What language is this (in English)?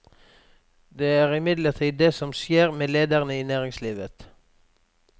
Norwegian